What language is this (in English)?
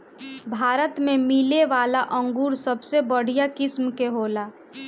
Bhojpuri